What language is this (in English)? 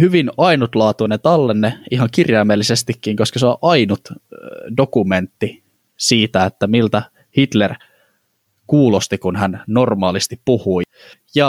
Finnish